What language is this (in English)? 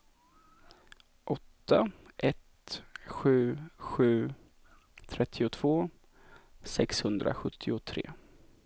Swedish